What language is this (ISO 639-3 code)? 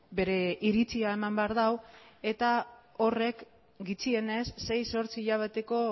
eus